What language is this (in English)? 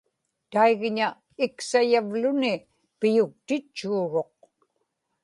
Inupiaq